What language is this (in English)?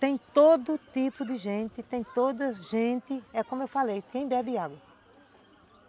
Portuguese